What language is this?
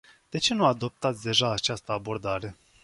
Romanian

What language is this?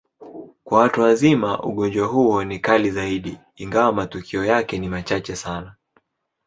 Swahili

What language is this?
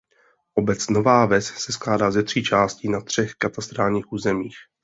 Czech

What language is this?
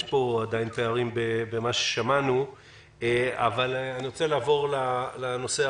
Hebrew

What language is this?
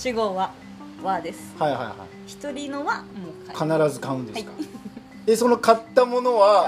Japanese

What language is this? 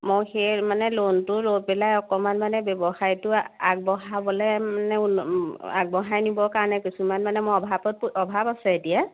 Assamese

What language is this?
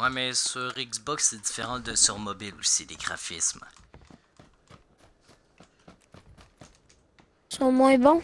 French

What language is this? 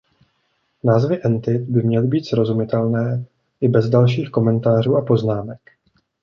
Czech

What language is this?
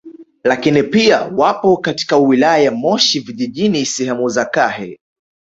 Swahili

